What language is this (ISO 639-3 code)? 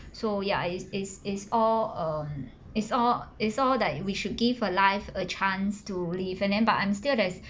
eng